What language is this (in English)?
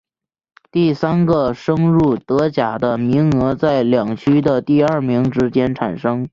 Chinese